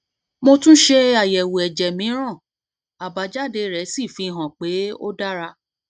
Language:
Yoruba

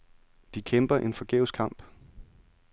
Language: Danish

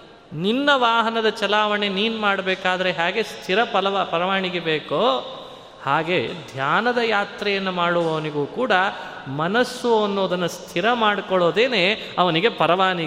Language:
Kannada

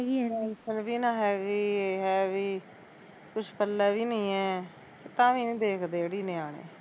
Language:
Punjabi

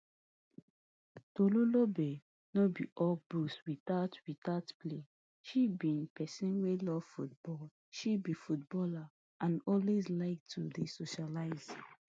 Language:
Nigerian Pidgin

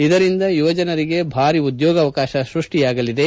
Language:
Kannada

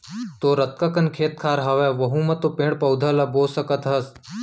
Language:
Chhattisgarhi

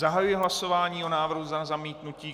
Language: Czech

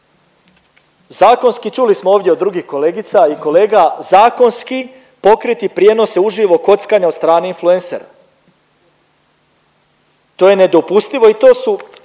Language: Croatian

